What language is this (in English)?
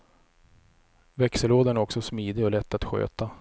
Swedish